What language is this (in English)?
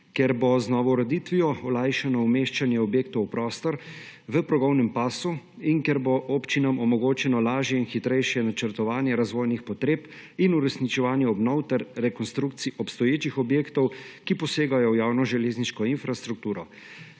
Slovenian